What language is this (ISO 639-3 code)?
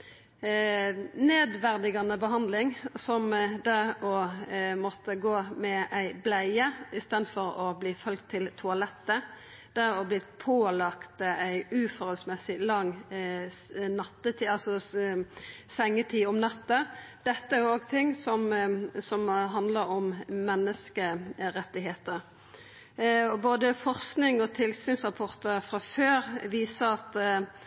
nno